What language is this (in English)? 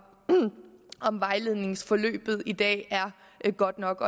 Danish